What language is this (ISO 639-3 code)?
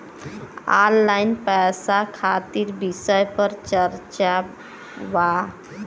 bho